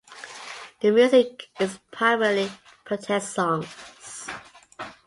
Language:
English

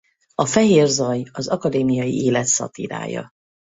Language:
Hungarian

